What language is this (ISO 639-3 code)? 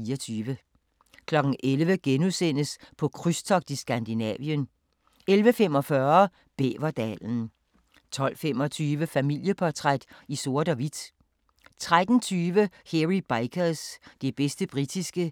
dan